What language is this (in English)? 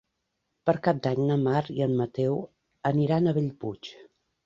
Catalan